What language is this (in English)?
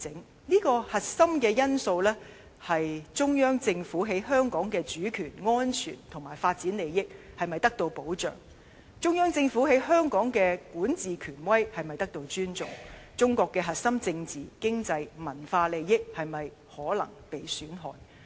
Cantonese